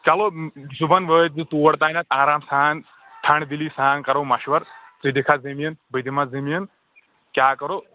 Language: Kashmiri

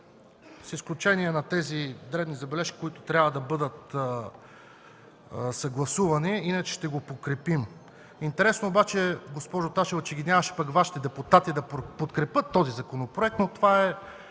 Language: Bulgarian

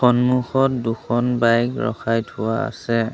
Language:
Assamese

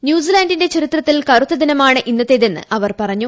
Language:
Malayalam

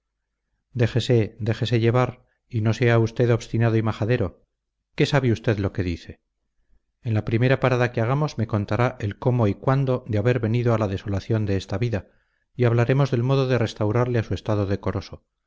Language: Spanish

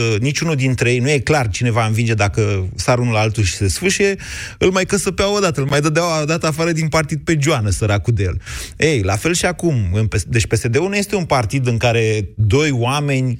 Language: Romanian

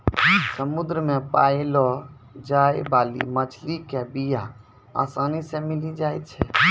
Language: Maithili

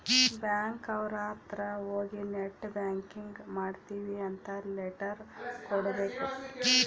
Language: Kannada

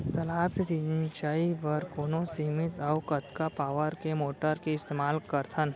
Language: Chhattisgarhi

